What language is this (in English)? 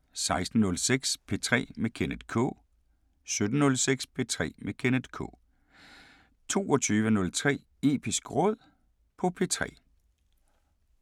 Danish